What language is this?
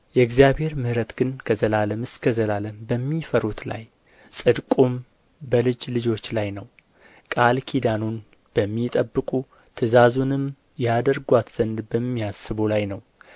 Amharic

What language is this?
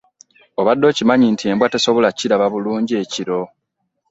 Ganda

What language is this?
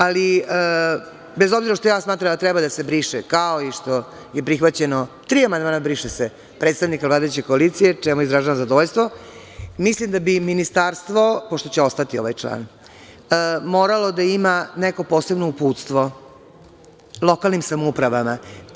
Serbian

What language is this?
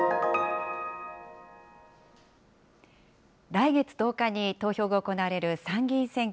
Japanese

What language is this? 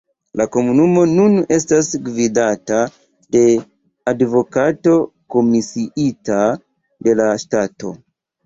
Esperanto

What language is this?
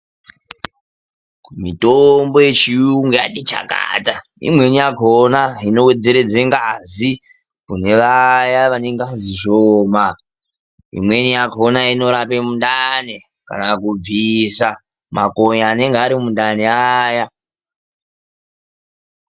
Ndau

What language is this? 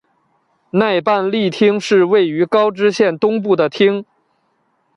Chinese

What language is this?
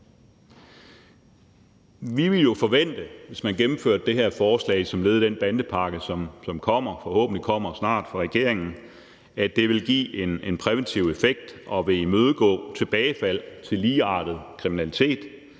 Danish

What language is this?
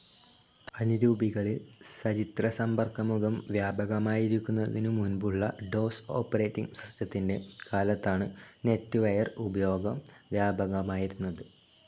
Malayalam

